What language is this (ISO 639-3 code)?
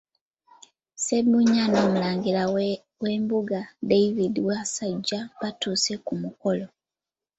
lug